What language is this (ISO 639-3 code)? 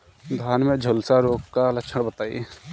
bho